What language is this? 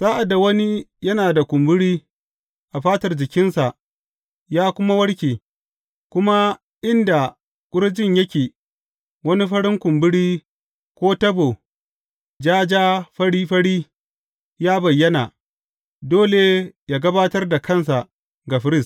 Hausa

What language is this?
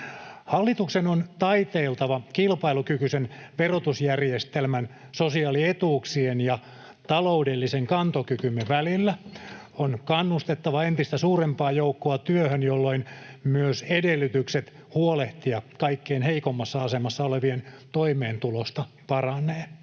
Finnish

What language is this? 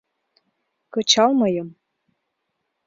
Mari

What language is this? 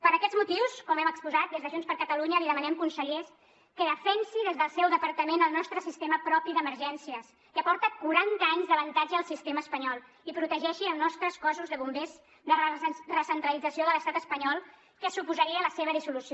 Catalan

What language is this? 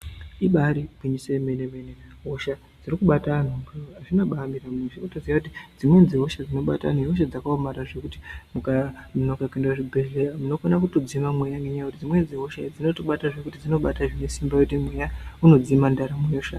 Ndau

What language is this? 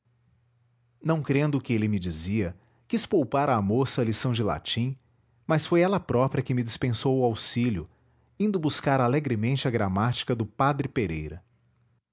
Portuguese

